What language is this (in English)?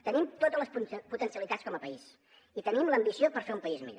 Catalan